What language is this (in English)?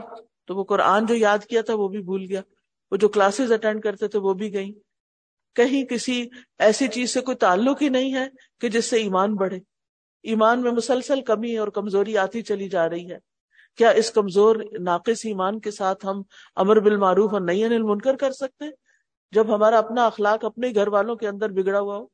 Urdu